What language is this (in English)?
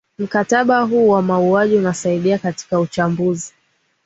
Swahili